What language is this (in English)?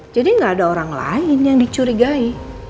Indonesian